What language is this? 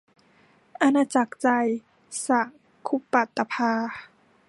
Thai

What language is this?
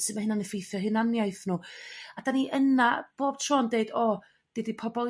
Welsh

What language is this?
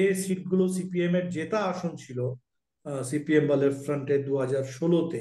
Bangla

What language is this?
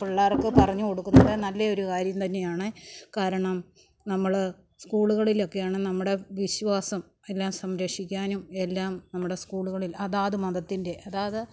Malayalam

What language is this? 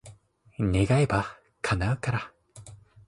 Japanese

